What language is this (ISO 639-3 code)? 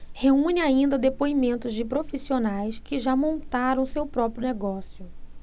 por